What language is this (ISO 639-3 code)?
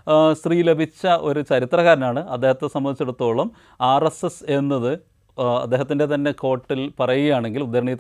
mal